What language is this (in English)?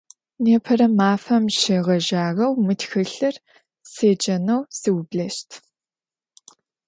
Adyghe